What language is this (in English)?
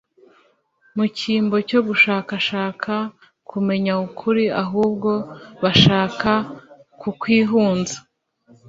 Kinyarwanda